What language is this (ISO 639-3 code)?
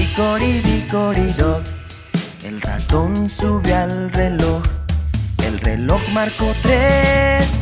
spa